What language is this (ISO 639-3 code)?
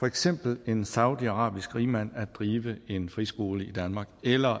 dan